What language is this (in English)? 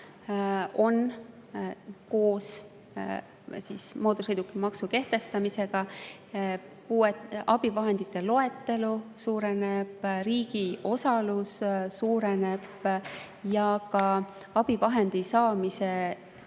Estonian